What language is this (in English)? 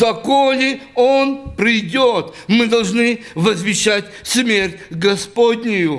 Russian